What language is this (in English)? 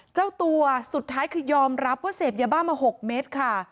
Thai